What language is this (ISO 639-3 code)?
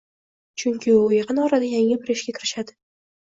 uzb